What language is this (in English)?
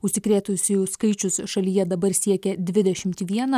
Lithuanian